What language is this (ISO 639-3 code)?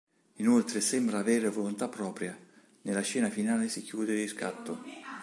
ita